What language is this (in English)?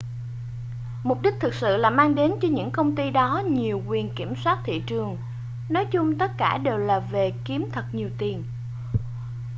Vietnamese